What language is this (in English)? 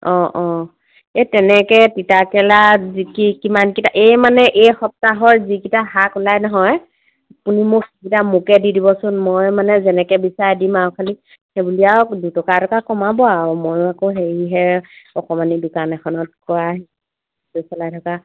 Assamese